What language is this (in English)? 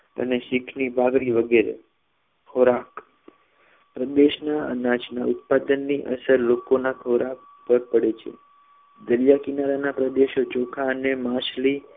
Gujarati